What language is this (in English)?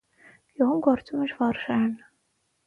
Armenian